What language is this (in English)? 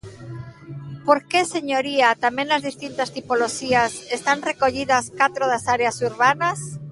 Galician